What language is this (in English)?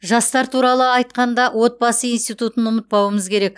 Kazakh